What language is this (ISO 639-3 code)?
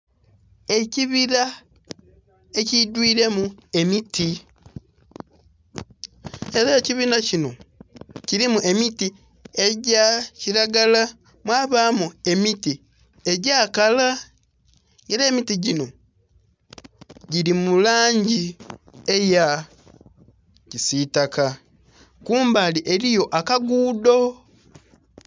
xog